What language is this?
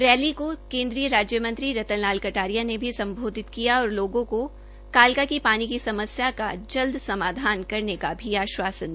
Hindi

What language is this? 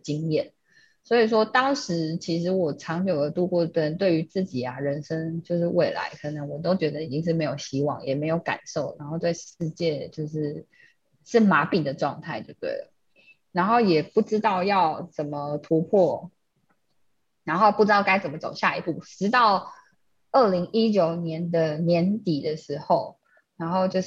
Chinese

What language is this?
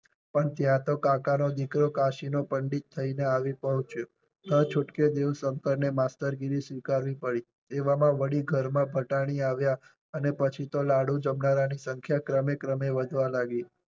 Gujarati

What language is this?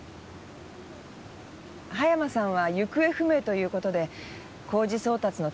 Japanese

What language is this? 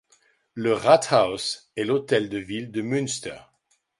French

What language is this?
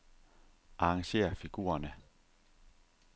Danish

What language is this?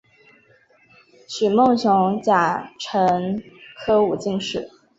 Chinese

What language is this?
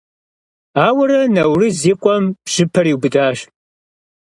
Kabardian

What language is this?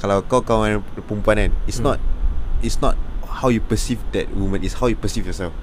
Malay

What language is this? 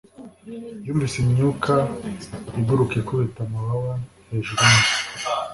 Kinyarwanda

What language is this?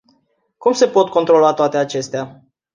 Romanian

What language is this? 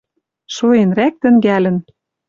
Western Mari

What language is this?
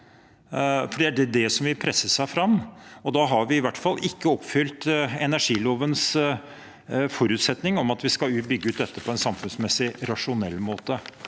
Norwegian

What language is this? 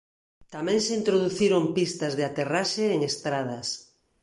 Galician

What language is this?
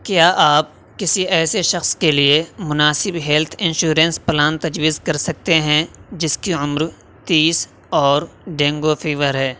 Urdu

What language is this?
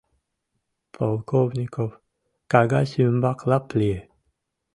Mari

